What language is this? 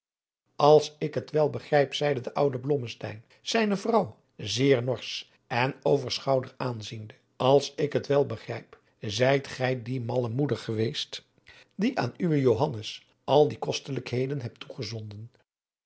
Dutch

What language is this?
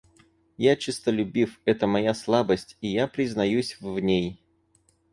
Russian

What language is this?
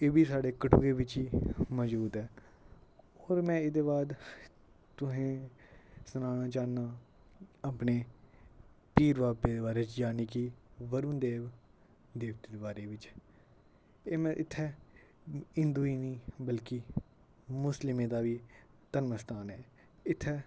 Dogri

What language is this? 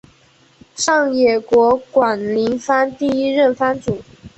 Chinese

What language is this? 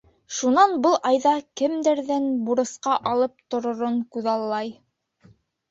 Bashkir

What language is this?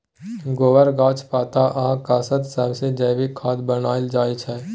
Maithili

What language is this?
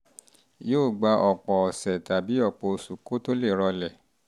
Yoruba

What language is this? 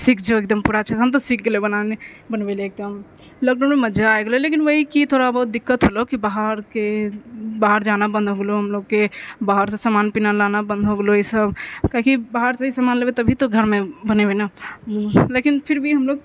Maithili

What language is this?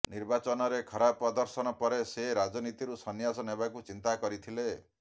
Odia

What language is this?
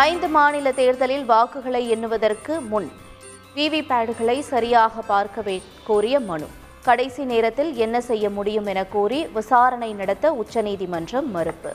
Tamil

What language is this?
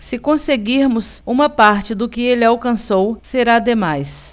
Portuguese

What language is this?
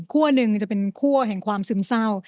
Thai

